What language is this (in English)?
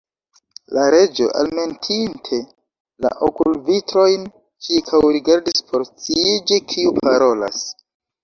Esperanto